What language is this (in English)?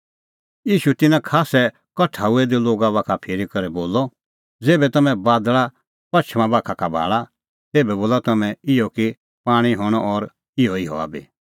Kullu Pahari